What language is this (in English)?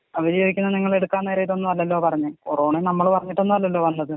Malayalam